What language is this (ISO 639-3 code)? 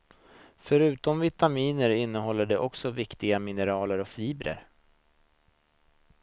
swe